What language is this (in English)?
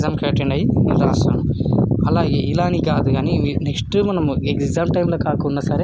Telugu